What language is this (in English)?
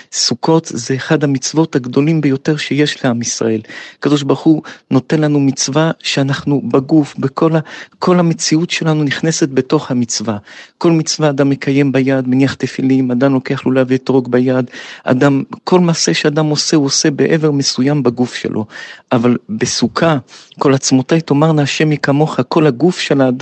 Hebrew